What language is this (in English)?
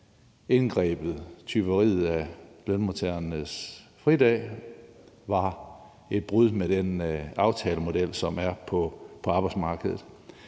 Danish